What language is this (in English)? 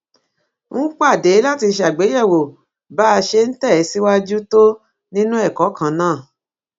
Yoruba